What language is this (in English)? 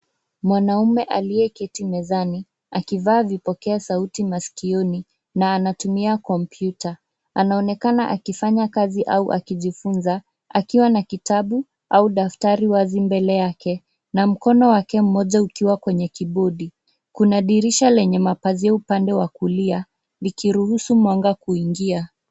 Swahili